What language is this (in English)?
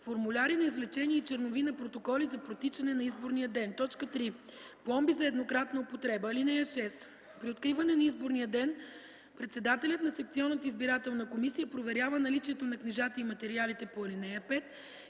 Bulgarian